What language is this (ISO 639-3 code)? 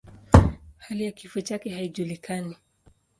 swa